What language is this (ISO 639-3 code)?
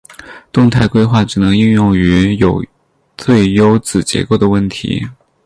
zho